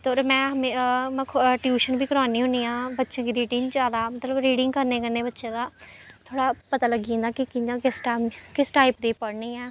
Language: Dogri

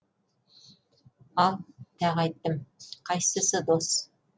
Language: Kazakh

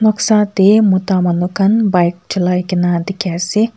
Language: Naga Pidgin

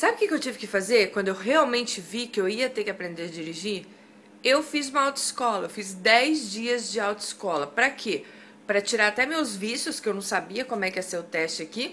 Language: Portuguese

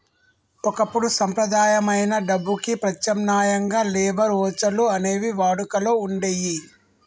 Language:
Telugu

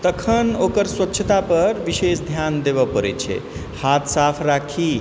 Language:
Maithili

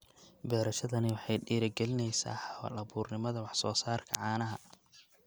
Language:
Somali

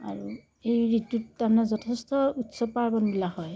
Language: Assamese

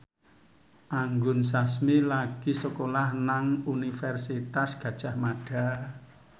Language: Javanese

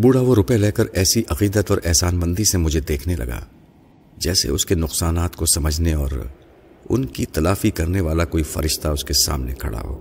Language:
Urdu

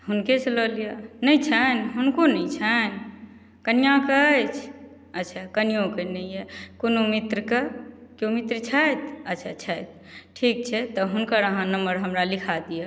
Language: Maithili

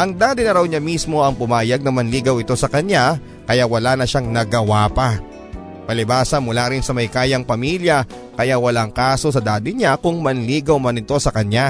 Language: Filipino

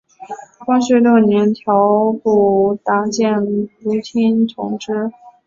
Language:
Chinese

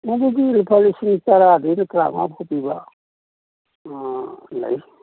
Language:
Manipuri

